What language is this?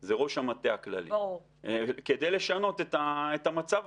Hebrew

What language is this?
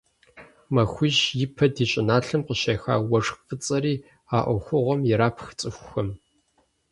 Kabardian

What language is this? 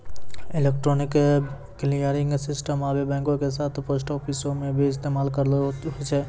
Maithili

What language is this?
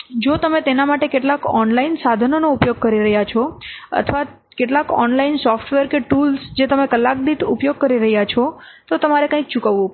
Gujarati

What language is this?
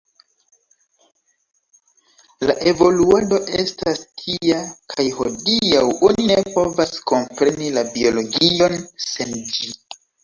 Esperanto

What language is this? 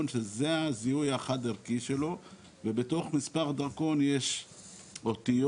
Hebrew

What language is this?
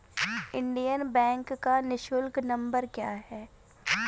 Hindi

